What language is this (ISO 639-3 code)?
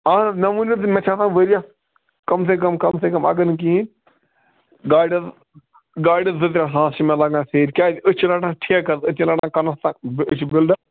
kas